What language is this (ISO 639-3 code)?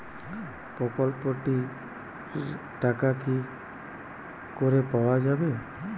ben